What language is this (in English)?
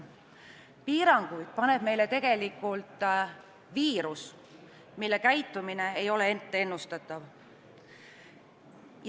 Estonian